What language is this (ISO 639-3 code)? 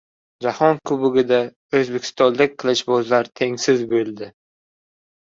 uzb